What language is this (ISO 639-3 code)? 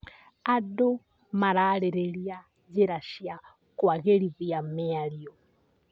kik